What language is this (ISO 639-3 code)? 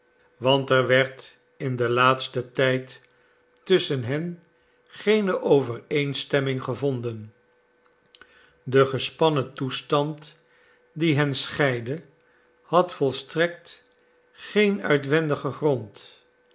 nld